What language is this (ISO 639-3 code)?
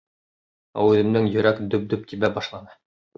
bak